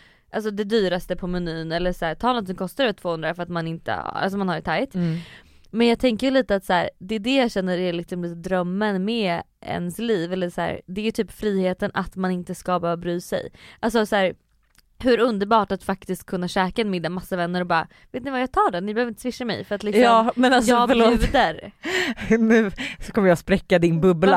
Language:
Swedish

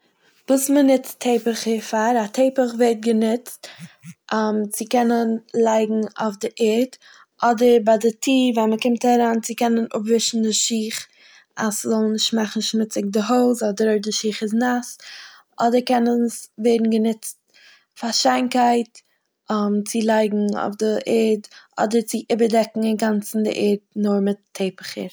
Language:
Yiddish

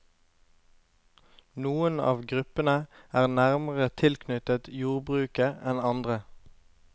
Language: Norwegian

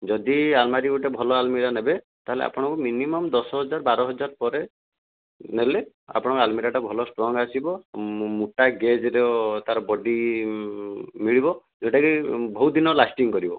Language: Odia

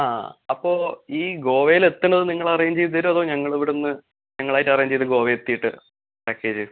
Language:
Malayalam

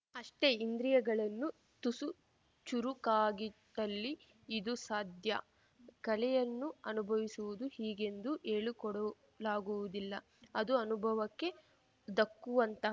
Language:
Kannada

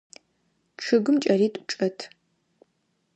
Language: Adyghe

